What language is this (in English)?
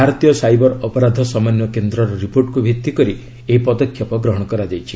Odia